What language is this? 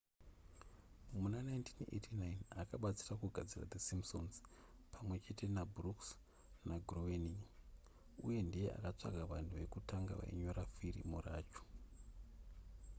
Shona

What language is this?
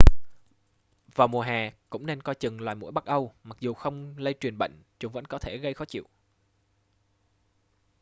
Vietnamese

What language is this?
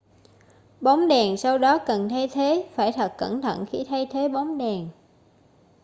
Vietnamese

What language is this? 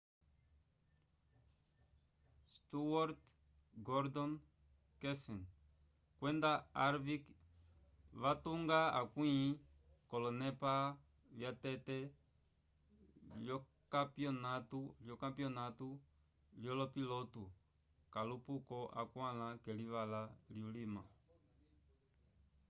Umbundu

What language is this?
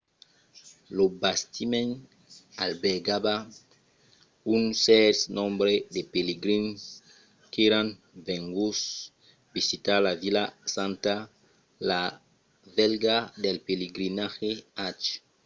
Occitan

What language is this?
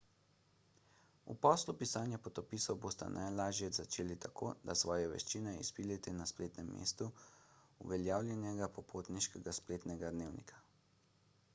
Slovenian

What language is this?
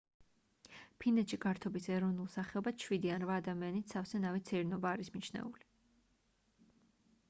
Georgian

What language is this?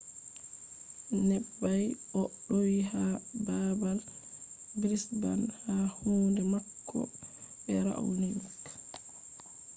Fula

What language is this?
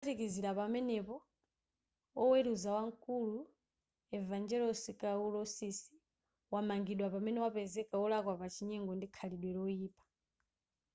Nyanja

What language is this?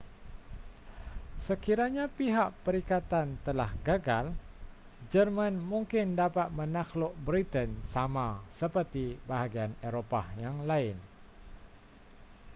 Malay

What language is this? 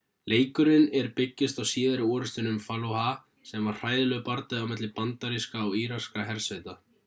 Icelandic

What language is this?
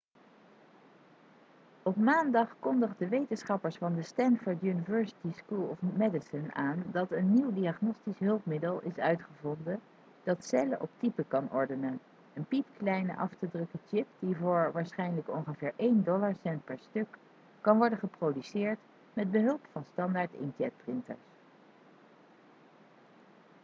Dutch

